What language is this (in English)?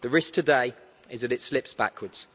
English